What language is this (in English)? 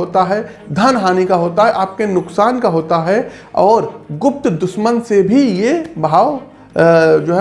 Hindi